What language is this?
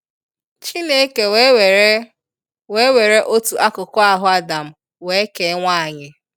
Igbo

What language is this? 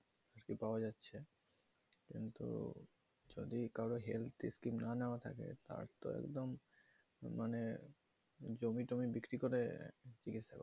Bangla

